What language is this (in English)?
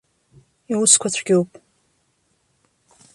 Abkhazian